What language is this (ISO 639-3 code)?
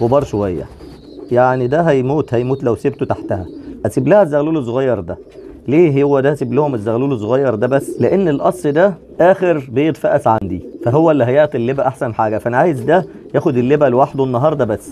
ara